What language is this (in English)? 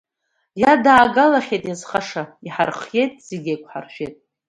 Abkhazian